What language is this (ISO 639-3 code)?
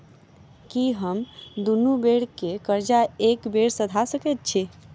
mai